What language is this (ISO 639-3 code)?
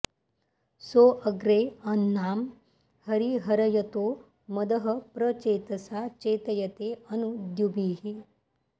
san